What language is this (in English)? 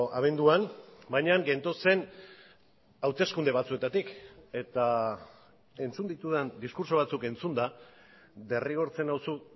Basque